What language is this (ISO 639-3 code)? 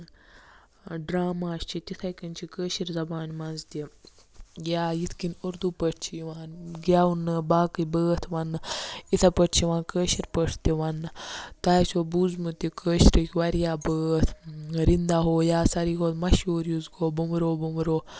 kas